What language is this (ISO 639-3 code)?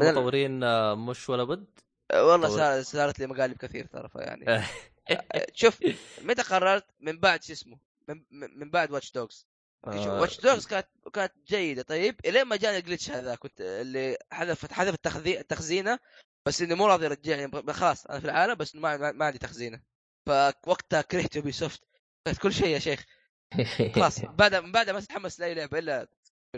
ara